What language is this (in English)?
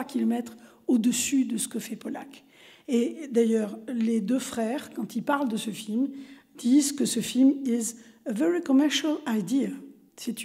French